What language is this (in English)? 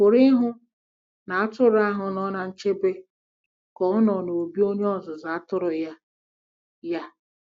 Igbo